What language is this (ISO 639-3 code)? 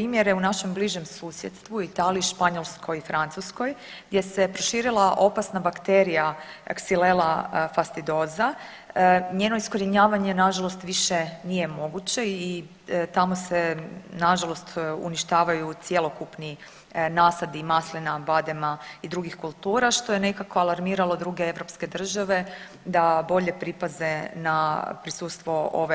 hrv